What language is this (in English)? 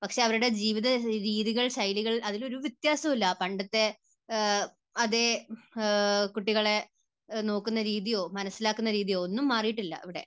Malayalam